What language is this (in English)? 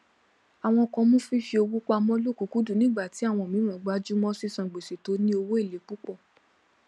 Yoruba